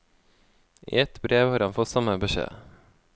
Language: Norwegian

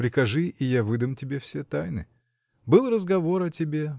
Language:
Russian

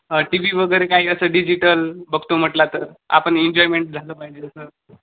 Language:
Marathi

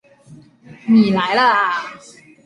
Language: Chinese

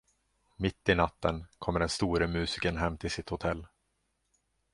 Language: Swedish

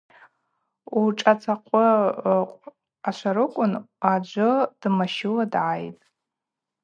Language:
Abaza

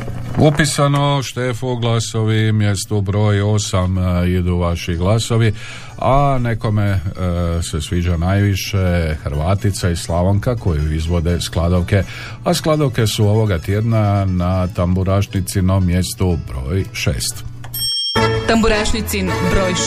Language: Croatian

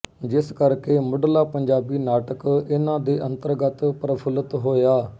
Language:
Punjabi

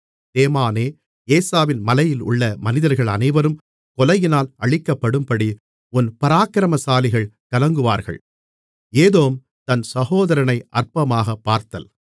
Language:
Tamil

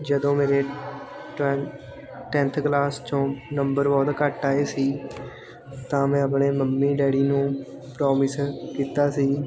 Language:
Punjabi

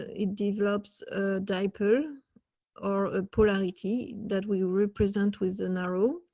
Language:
English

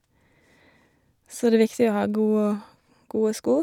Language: Norwegian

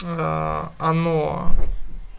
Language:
Russian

